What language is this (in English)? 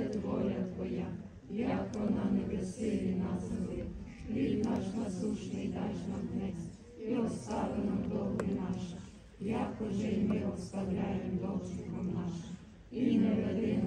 Ukrainian